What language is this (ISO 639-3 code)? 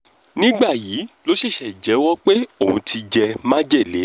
yor